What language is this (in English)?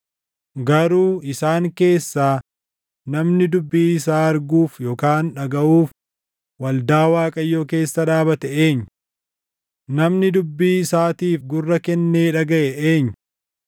Oromo